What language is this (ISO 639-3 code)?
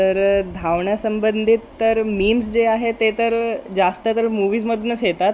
mar